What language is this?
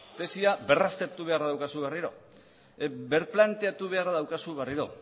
Basque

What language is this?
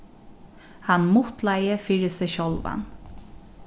Faroese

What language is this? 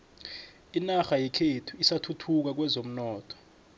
South Ndebele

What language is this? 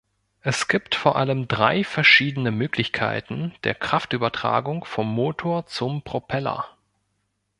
German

